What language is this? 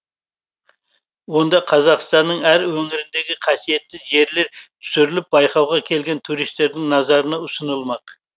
Kazakh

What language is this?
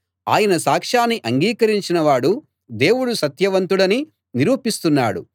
Telugu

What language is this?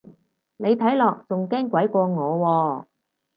Cantonese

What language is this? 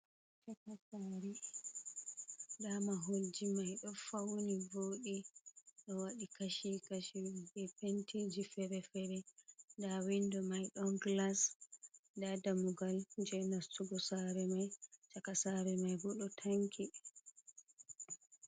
Fula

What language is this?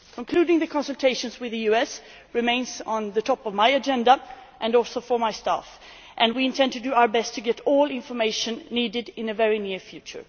English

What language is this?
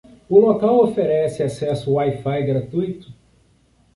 Portuguese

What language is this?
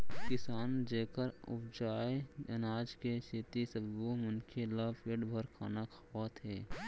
Chhattisgarhi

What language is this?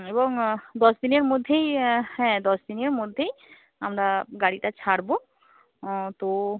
Bangla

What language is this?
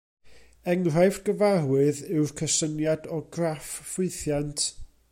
Welsh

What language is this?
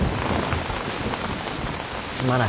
Japanese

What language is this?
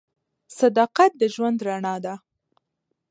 Pashto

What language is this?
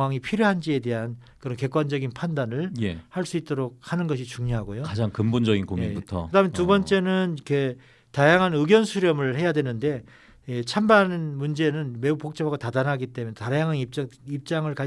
Korean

